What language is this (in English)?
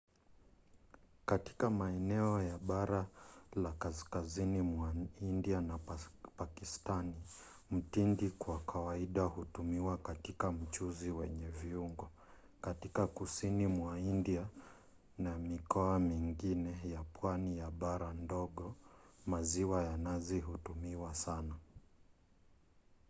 Swahili